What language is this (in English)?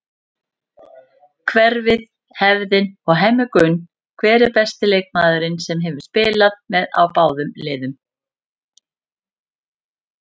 Icelandic